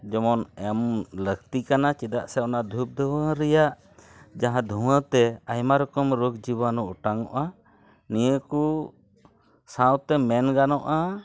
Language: Santali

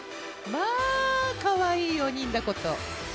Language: Japanese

